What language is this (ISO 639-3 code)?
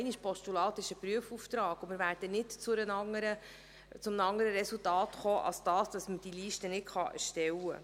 gsw